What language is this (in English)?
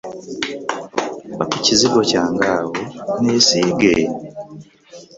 Ganda